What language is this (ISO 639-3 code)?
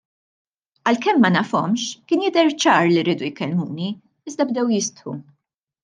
mlt